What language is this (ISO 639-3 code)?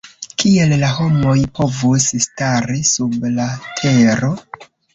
epo